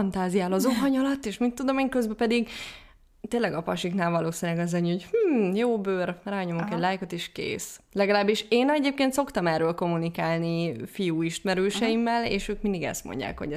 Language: Hungarian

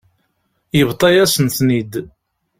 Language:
Kabyle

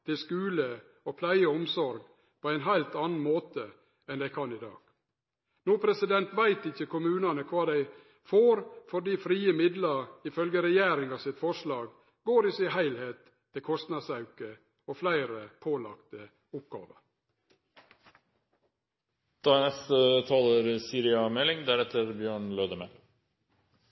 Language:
Norwegian Nynorsk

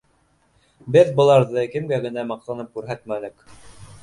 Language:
Bashkir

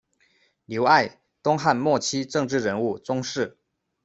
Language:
Chinese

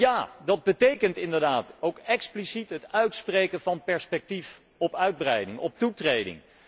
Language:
Dutch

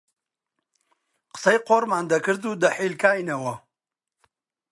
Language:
Central Kurdish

